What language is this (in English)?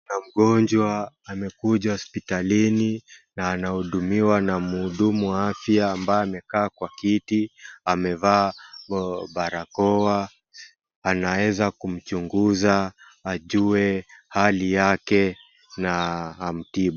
Swahili